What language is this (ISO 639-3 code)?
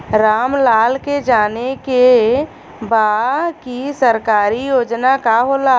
bho